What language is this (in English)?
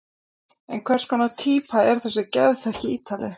Icelandic